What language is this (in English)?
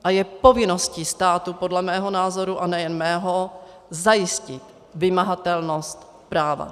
Czech